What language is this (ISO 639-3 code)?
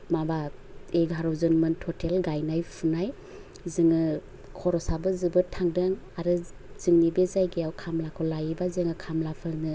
brx